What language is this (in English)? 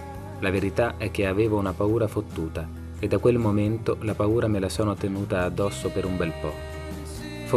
Italian